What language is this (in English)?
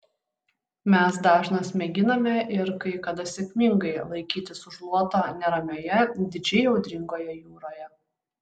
Lithuanian